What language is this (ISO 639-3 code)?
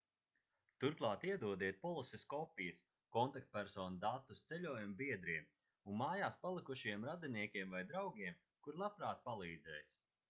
lav